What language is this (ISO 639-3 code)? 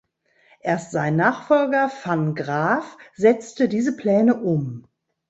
deu